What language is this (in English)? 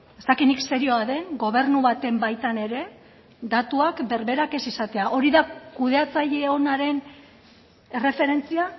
Basque